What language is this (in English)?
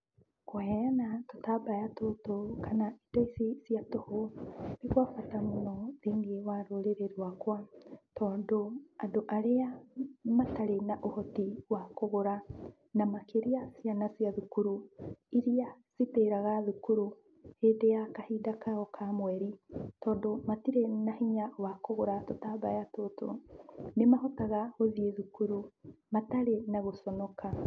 Kikuyu